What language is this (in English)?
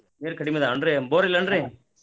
Kannada